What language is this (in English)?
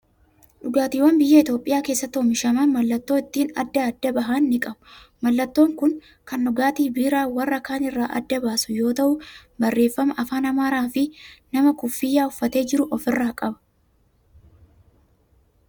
Oromo